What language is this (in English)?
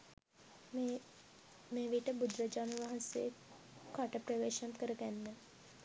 Sinhala